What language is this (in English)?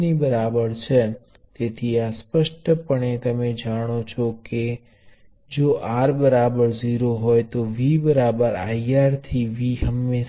Gujarati